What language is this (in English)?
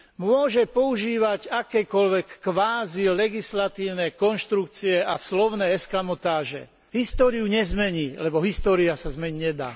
Slovak